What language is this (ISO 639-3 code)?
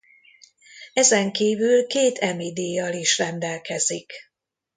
hun